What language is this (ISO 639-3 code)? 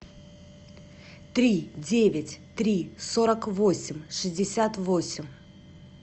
rus